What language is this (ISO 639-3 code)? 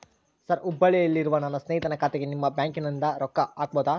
kan